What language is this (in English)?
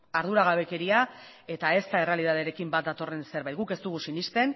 Basque